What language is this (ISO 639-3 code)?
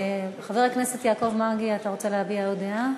heb